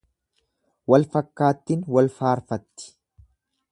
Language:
Oromo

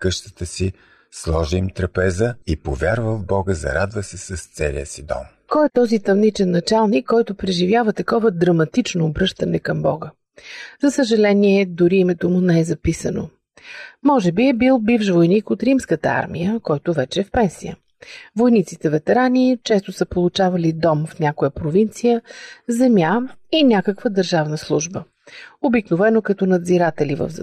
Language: Bulgarian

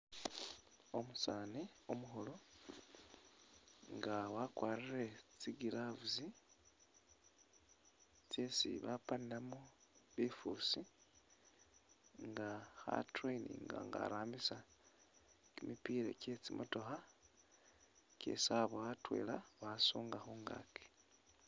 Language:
Masaaba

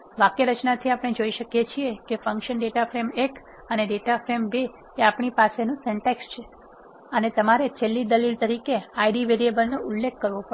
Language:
Gujarati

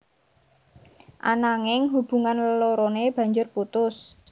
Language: Javanese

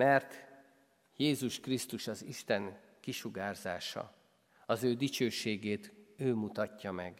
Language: Hungarian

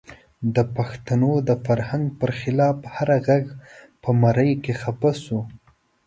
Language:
Pashto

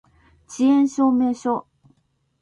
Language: Japanese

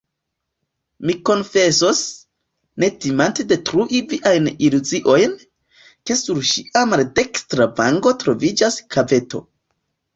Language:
Esperanto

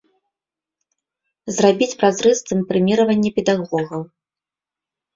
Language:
Belarusian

